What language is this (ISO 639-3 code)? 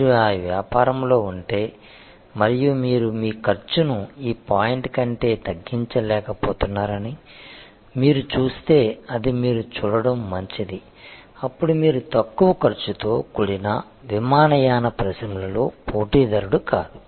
tel